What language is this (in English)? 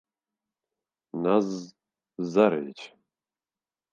Bashkir